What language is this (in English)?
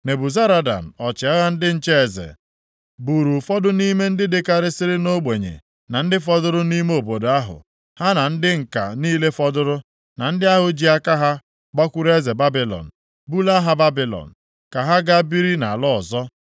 Igbo